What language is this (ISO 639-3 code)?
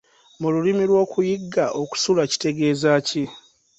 lug